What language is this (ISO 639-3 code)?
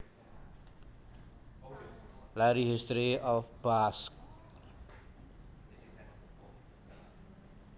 jav